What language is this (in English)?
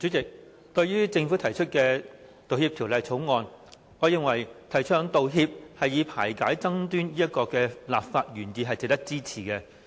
Cantonese